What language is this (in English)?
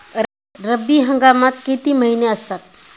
Marathi